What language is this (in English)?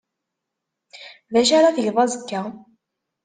Kabyle